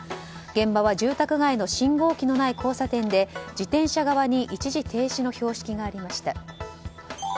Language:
Japanese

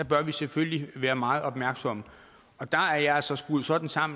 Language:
Danish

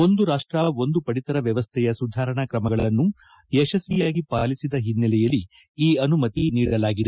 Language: Kannada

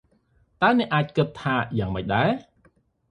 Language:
Khmer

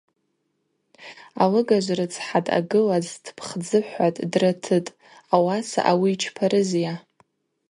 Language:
Abaza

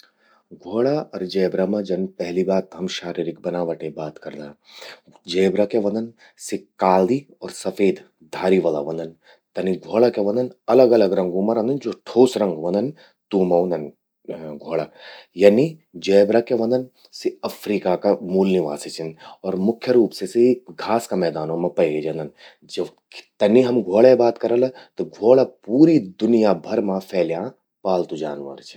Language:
Garhwali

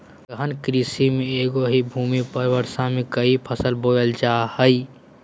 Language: Magahi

